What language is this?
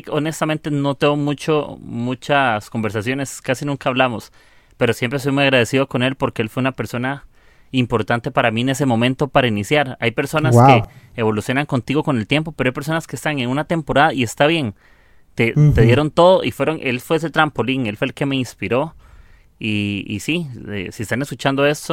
Spanish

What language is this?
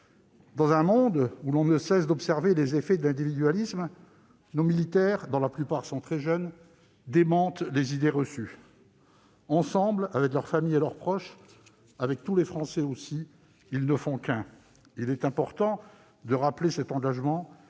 French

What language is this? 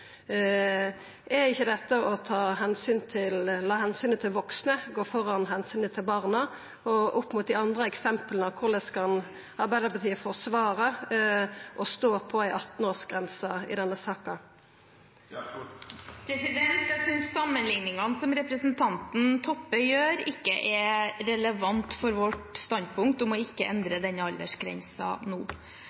Norwegian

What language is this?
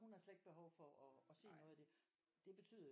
Danish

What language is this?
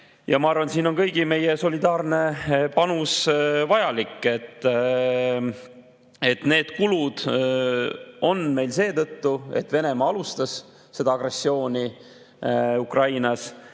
Estonian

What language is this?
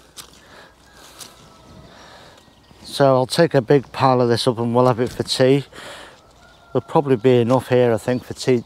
English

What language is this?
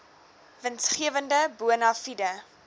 Afrikaans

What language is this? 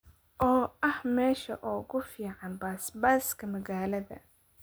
Somali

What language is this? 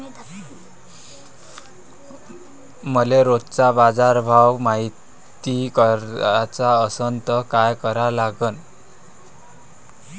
Marathi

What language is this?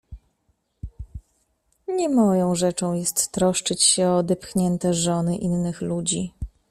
Polish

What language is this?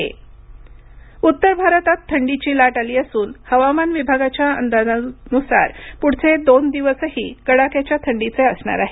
Marathi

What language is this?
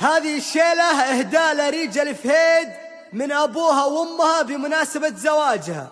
Arabic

